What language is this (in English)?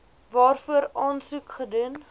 Afrikaans